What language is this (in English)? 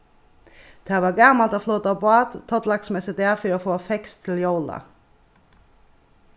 Faroese